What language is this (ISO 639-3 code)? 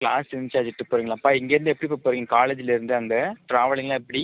tam